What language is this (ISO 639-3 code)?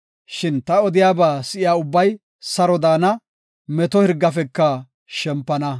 gof